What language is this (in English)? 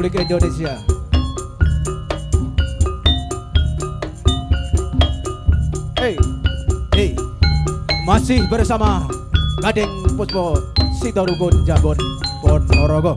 Indonesian